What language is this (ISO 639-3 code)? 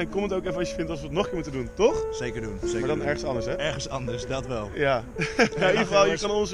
nld